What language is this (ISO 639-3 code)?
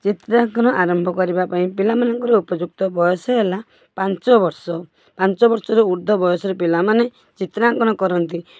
ori